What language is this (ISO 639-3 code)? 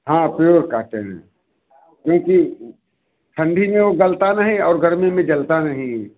hin